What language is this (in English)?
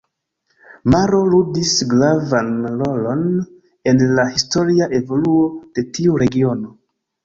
Esperanto